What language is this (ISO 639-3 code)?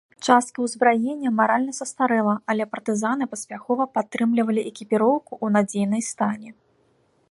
bel